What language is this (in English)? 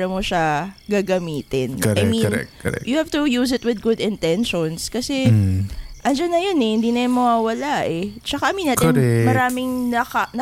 Filipino